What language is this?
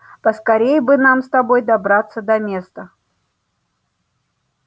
Russian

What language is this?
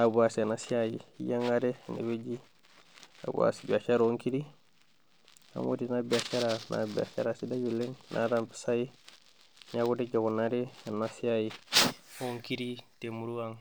Masai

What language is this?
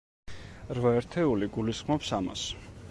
Georgian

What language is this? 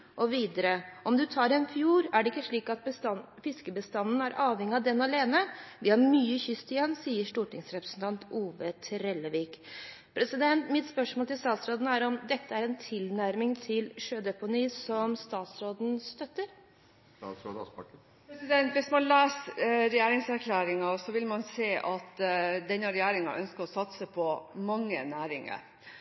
Norwegian Bokmål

